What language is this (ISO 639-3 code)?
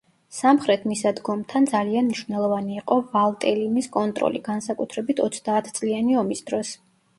kat